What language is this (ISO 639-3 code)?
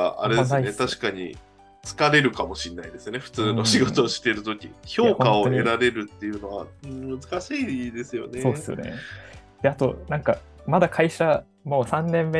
jpn